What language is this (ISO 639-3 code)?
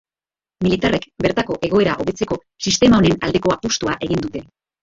eus